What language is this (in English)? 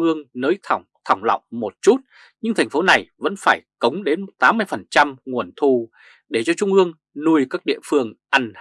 Vietnamese